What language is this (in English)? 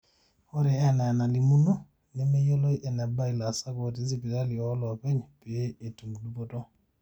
Masai